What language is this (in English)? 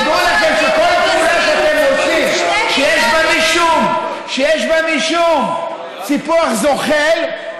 Hebrew